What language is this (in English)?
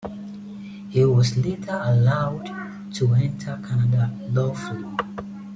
English